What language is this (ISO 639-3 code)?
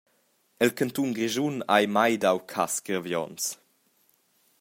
roh